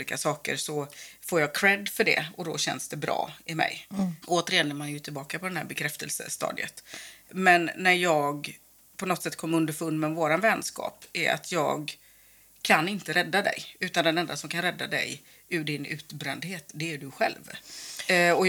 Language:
Swedish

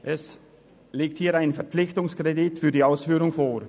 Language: Swiss German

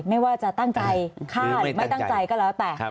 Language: Thai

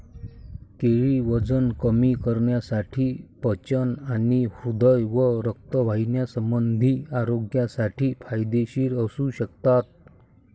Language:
Marathi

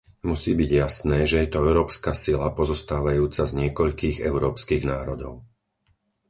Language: Slovak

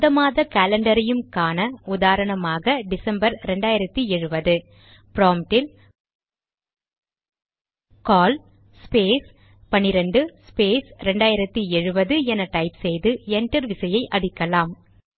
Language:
Tamil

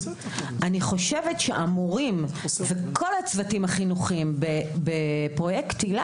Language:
Hebrew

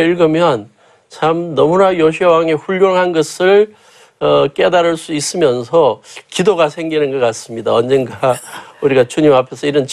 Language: Korean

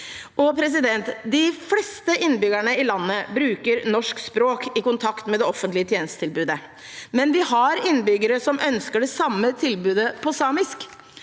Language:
Norwegian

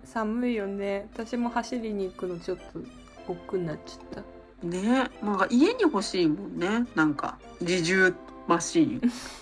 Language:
Japanese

